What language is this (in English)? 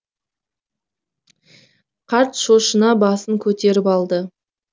Kazakh